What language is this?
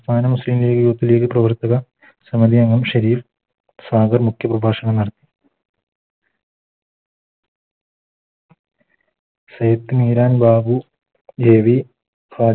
Malayalam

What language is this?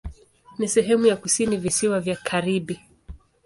Swahili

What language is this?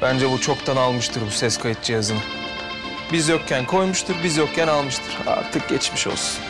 Turkish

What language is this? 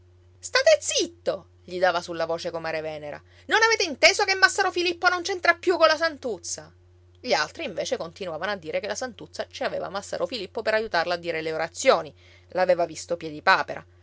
Italian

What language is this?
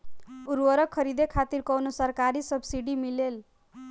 Bhojpuri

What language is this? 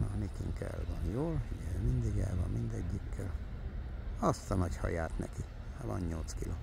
Hungarian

